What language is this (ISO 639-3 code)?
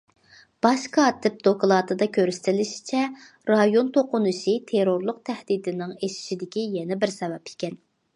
uig